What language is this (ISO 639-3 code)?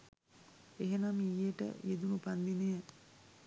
sin